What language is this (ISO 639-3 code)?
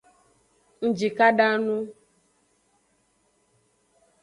ajg